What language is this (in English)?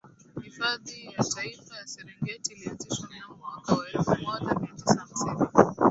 Swahili